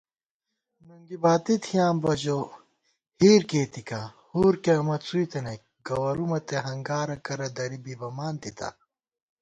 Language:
Gawar-Bati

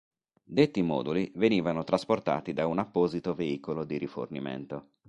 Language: Italian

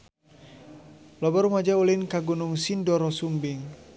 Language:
Sundanese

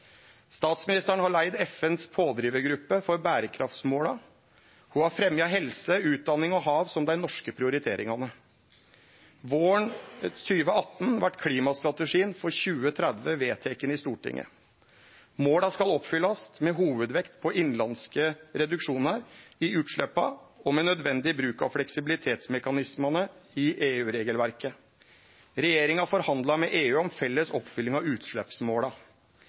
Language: Norwegian Nynorsk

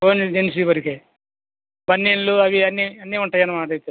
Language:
Telugu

